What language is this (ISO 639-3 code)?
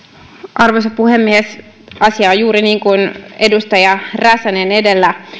fin